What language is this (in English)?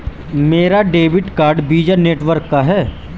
Hindi